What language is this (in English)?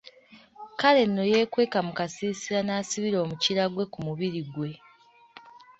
Ganda